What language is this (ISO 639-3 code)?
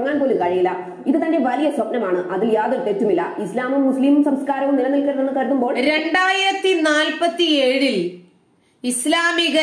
mal